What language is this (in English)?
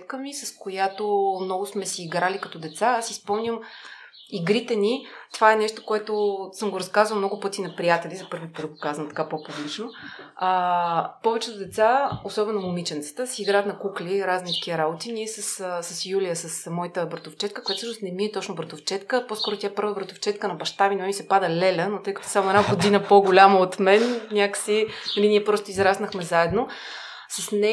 Bulgarian